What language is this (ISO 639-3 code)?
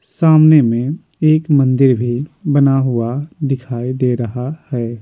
hin